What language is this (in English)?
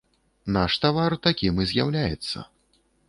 Belarusian